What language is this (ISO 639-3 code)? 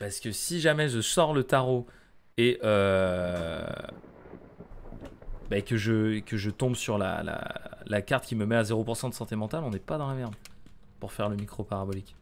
fra